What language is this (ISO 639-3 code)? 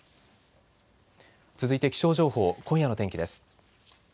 jpn